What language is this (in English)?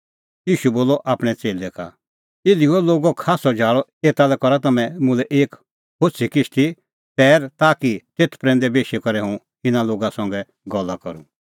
Kullu Pahari